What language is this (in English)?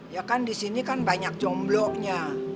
Indonesian